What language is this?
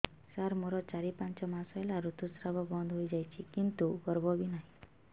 Odia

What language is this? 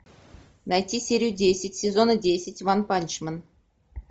Russian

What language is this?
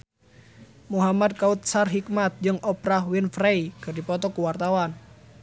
Sundanese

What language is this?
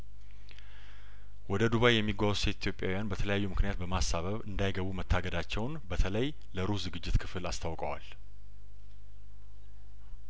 Amharic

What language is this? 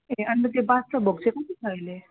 Nepali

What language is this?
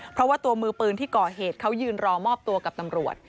Thai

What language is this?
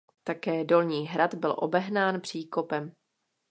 Czech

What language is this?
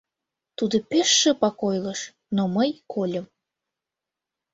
Mari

